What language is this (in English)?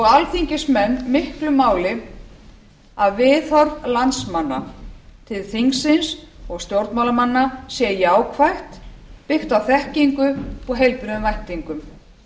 Icelandic